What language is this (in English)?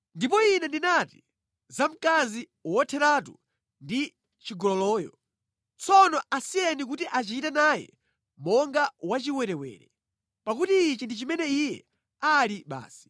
Nyanja